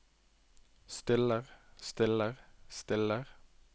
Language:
Norwegian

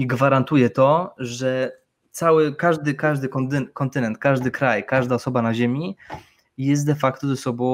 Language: Polish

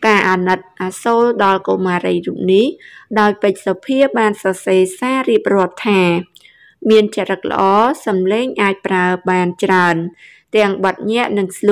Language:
Thai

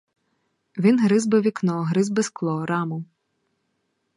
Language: Ukrainian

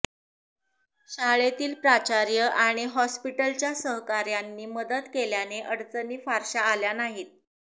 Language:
Marathi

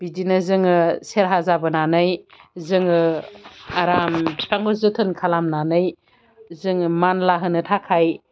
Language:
Bodo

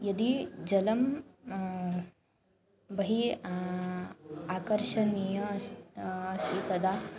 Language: Sanskrit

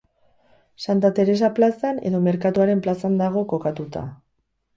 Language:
Basque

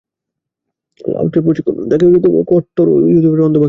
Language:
Bangla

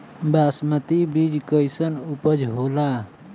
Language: Bhojpuri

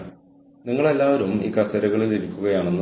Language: Malayalam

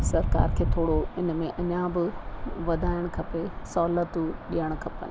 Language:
Sindhi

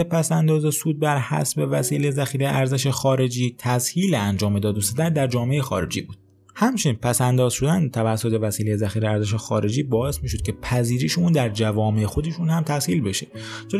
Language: Persian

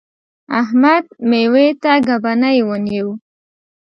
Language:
Pashto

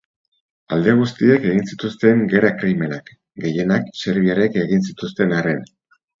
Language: Basque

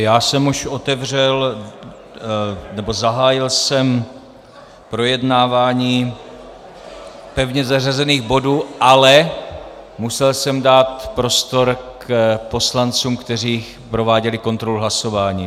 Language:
Czech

